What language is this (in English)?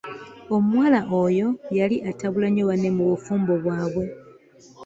Ganda